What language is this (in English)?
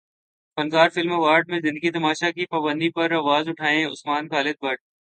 Urdu